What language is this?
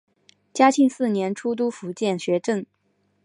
Chinese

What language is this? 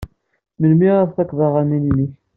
Kabyle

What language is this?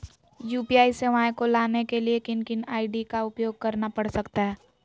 Magahi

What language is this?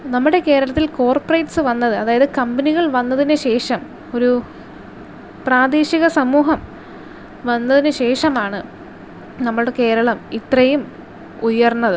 Malayalam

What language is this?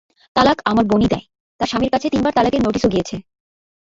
Bangla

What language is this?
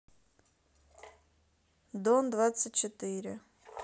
Russian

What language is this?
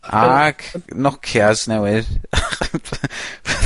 Welsh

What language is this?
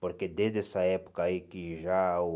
Portuguese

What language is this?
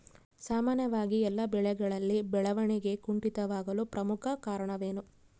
Kannada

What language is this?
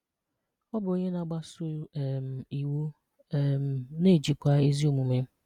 Igbo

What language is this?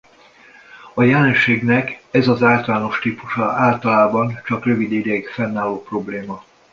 Hungarian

